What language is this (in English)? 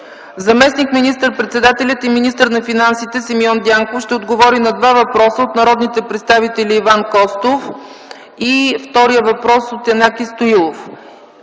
Bulgarian